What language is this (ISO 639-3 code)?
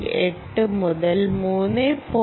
mal